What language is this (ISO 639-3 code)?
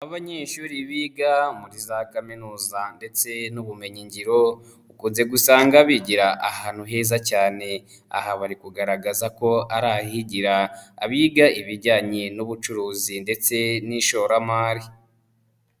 kin